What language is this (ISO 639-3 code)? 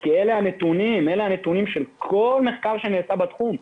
heb